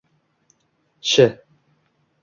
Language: Uzbek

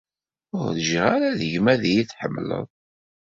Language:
Kabyle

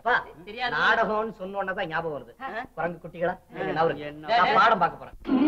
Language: Tamil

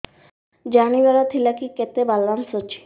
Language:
Odia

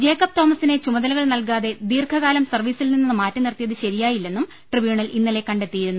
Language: Malayalam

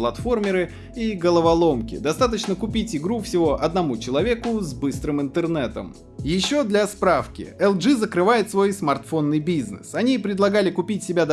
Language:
Russian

